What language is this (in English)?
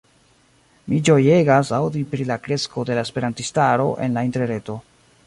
Esperanto